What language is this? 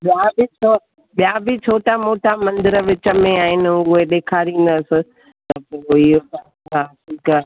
Sindhi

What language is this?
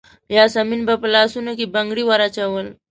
Pashto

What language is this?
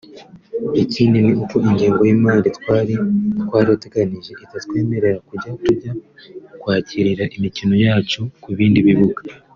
Kinyarwanda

